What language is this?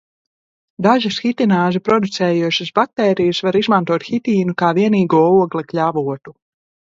Latvian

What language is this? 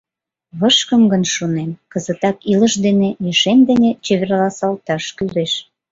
Mari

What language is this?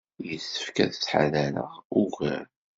Kabyle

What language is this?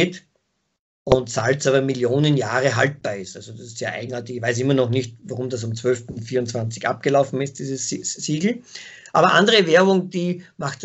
German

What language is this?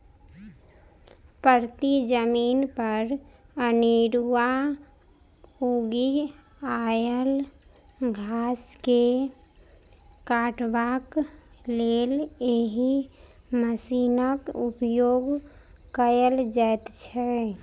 Maithili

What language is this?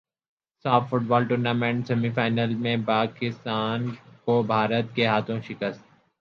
Urdu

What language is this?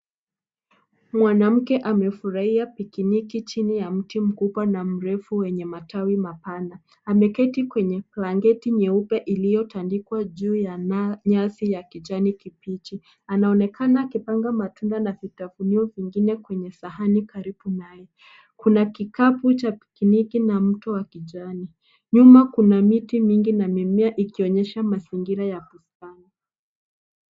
Swahili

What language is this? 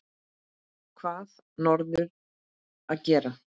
Icelandic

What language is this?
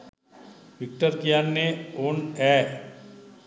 Sinhala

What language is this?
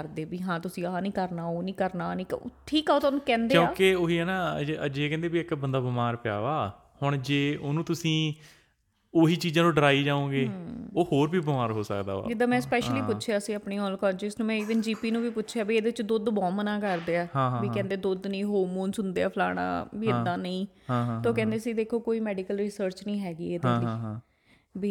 Punjabi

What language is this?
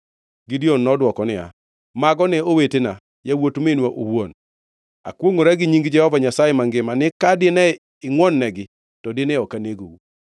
Luo (Kenya and Tanzania)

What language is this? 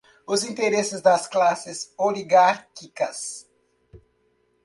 Portuguese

